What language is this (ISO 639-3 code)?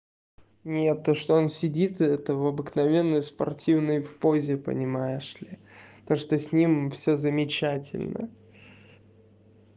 rus